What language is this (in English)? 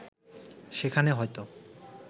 Bangla